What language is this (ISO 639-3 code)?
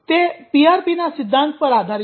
guj